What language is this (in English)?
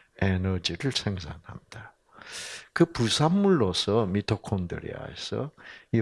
Korean